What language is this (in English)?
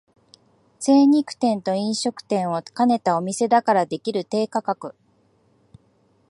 Japanese